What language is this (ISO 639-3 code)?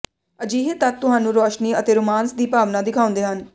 pan